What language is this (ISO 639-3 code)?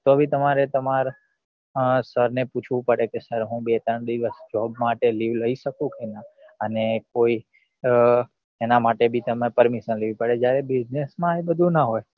guj